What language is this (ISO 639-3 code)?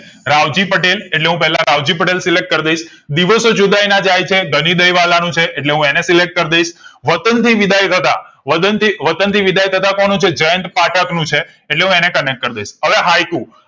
guj